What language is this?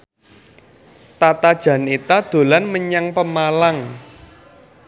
Javanese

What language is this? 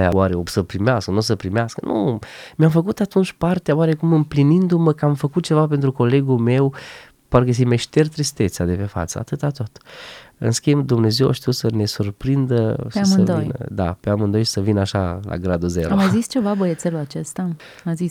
Romanian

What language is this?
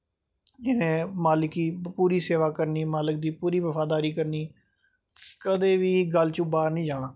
Dogri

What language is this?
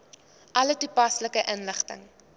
Afrikaans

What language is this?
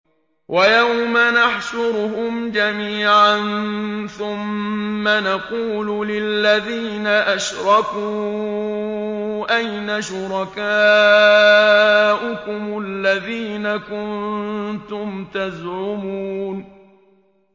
Arabic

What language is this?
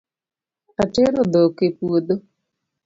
Luo (Kenya and Tanzania)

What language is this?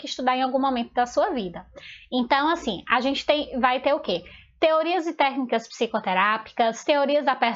Portuguese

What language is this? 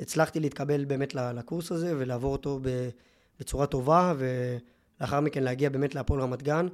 Hebrew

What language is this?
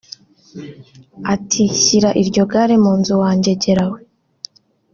Kinyarwanda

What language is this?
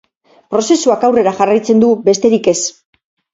Basque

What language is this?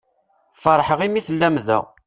Kabyle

